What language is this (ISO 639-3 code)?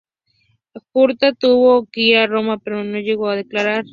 spa